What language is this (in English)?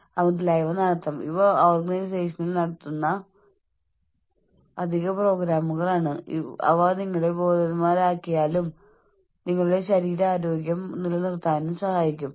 Malayalam